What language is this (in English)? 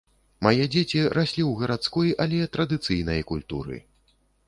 Belarusian